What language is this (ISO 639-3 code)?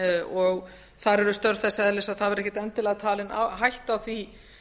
isl